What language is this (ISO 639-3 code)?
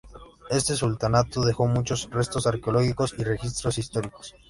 spa